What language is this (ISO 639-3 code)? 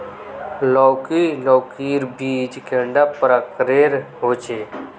mag